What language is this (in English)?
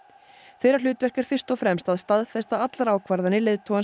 Icelandic